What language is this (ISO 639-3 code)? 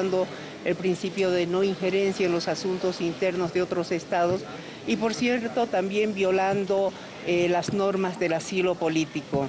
spa